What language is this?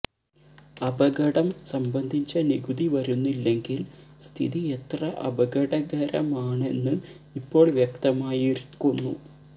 Malayalam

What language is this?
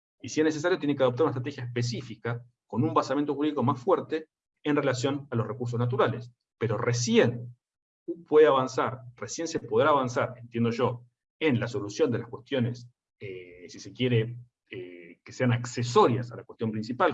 Spanish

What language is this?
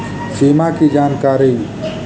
Magahi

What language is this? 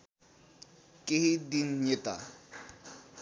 Nepali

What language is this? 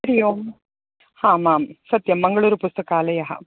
Sanskrit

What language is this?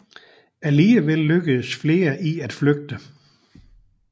Danish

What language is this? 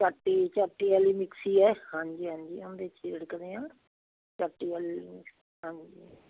Punjabi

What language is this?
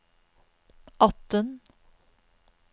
Norwegian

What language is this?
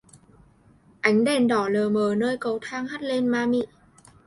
Vietnamese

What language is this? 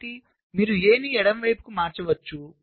Telugu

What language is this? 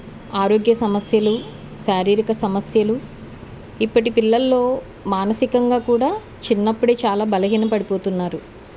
Telugu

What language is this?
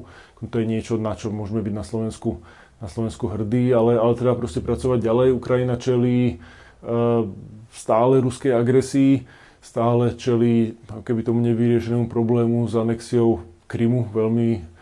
Slovak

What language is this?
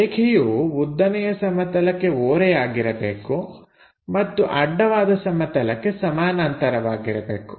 Kannada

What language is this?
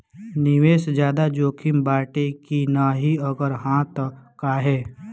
Bhojpuri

